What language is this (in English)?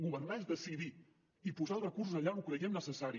Catalan